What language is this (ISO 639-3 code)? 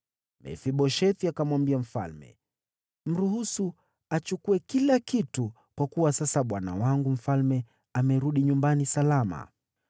swa